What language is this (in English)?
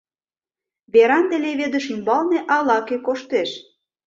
Mari